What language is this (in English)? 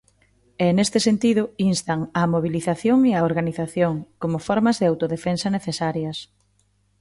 Galician